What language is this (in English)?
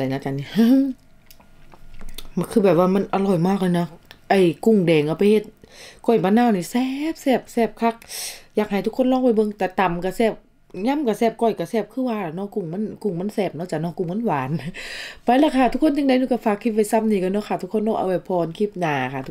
Thai